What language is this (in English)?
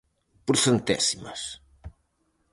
Galician